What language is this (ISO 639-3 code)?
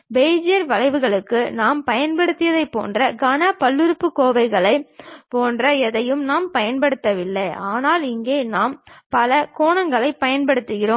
tam